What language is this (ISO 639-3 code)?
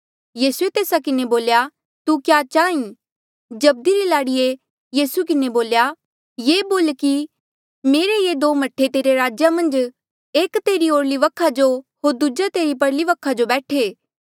mjl